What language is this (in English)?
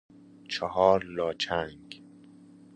Persian